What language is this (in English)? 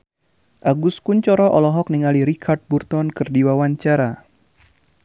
Sundanese